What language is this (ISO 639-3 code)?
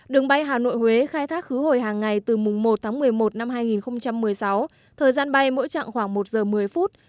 vie